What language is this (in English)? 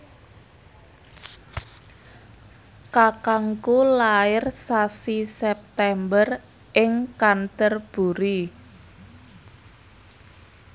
Javanese